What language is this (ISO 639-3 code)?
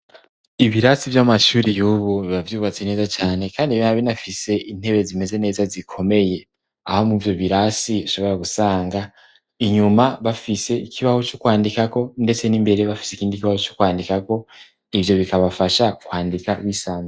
run